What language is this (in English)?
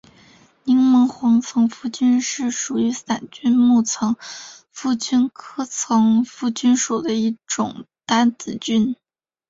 Chinese